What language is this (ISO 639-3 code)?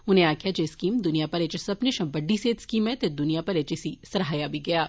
doi